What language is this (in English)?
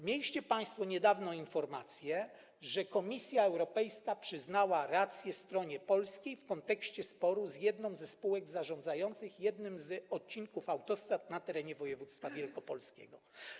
Polish